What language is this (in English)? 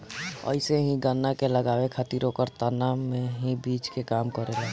Bhojpuri